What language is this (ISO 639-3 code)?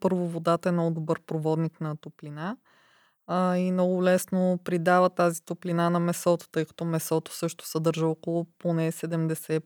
bul